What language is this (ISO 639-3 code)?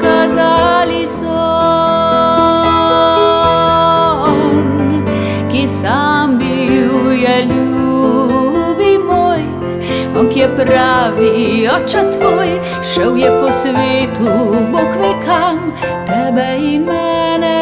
ron